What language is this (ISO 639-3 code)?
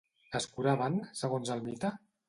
cat